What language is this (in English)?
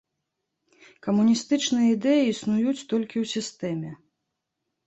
Belarusian